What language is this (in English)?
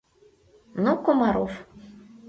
Mari